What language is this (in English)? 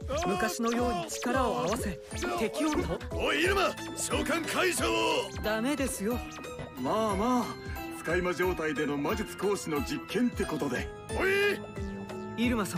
Japanese